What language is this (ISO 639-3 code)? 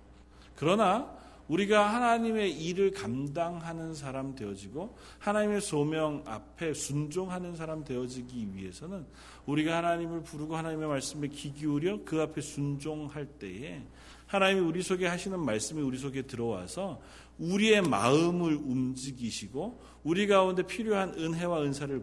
kor